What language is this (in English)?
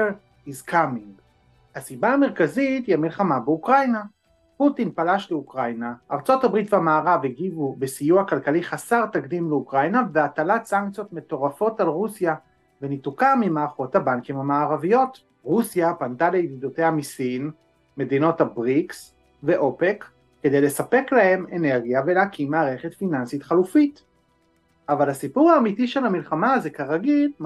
Hebrew